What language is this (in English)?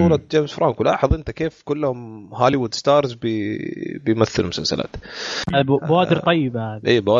Arabic